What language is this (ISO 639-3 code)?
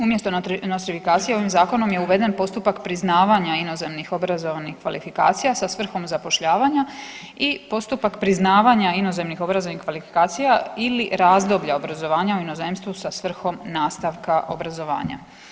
hrv